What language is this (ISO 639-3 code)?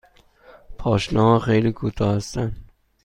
fas